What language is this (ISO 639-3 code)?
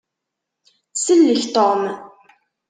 kab